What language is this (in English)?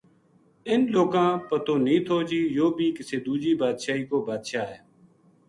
Gujari